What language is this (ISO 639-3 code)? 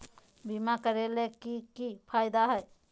mag